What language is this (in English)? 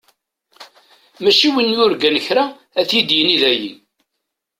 Kabyle